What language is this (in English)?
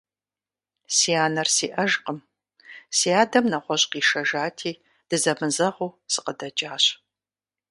Kabardian